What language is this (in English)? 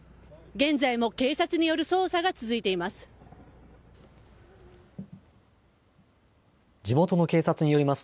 Japanese